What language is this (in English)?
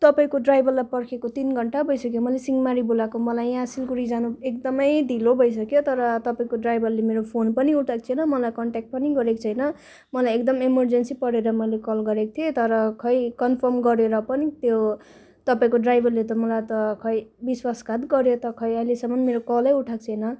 Nepali